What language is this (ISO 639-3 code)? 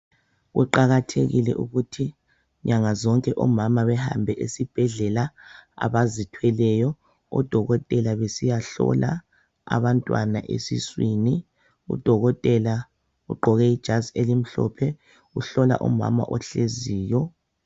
nde